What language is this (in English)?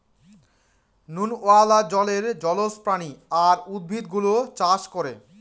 Bangla